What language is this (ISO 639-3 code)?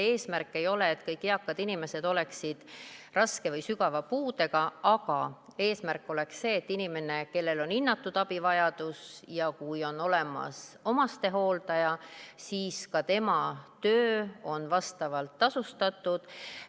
est